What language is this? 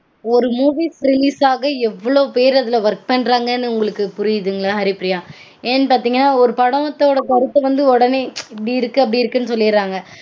Tamil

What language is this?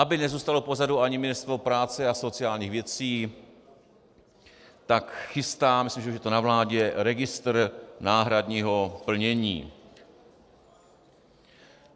Czech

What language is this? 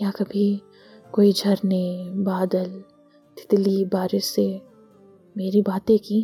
Hindi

